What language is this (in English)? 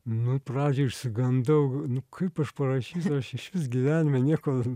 Lithuanian